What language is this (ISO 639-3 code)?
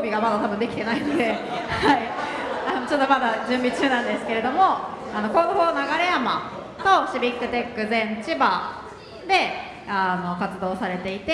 jpn